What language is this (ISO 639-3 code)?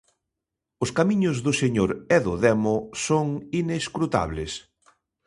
glg